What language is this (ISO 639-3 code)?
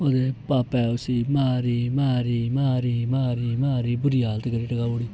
doi